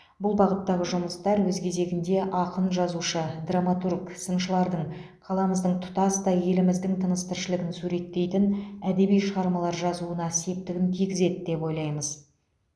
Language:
Kazakh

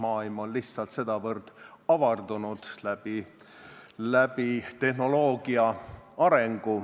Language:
Estonian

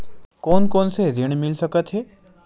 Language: Chhattisgarhi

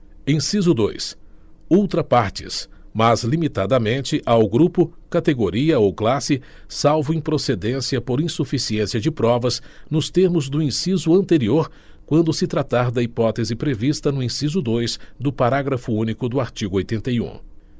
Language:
Portuguese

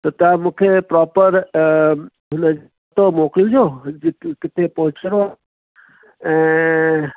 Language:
Sindhi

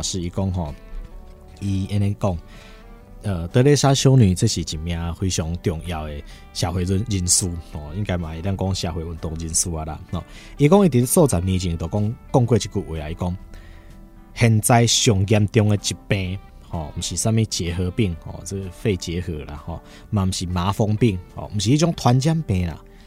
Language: Chinese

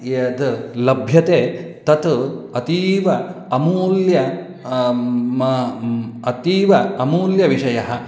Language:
Sanskrit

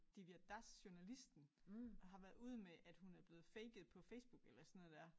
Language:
Danish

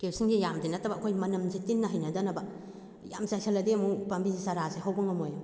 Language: Manipuri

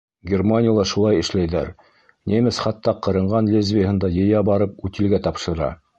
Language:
Bashkir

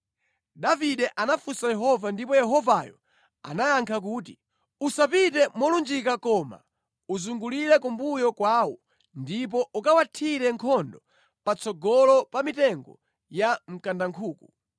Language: Nyanja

